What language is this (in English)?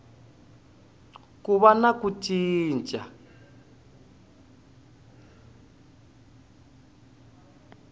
Tsonga